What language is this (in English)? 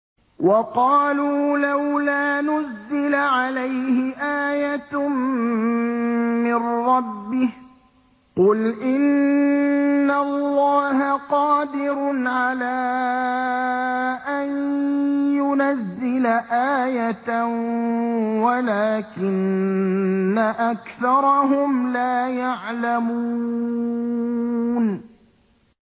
Arabic